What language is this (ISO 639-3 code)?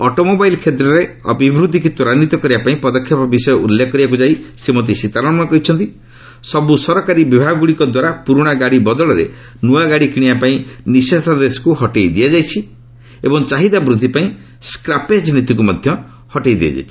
ori